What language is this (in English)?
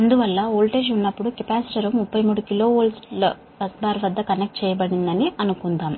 Telugu